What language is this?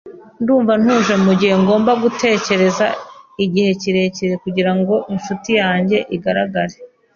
Kinyarwanda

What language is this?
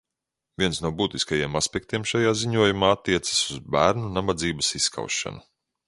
Latvian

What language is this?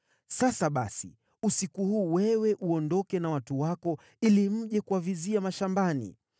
Swahili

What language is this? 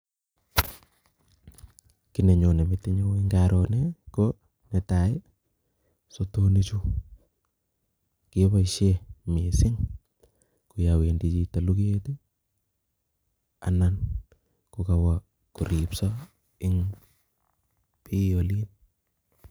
Kalenjin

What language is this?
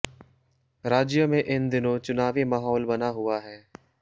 Hindi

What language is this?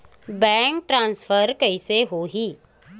Chhattisgarhi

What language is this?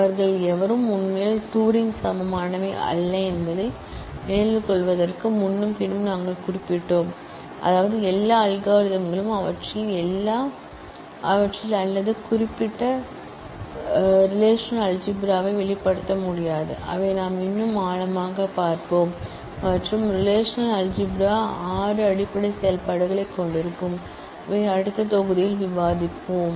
Tamil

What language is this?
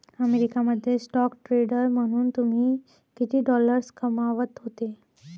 Marathi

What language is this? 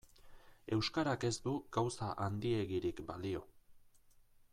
Basque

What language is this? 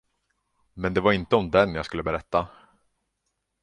Swedish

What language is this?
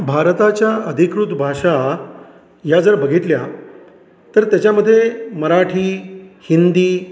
Marathi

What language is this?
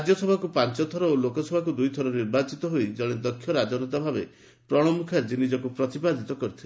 Odia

